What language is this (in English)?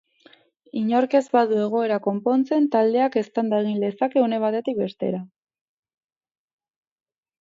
Basque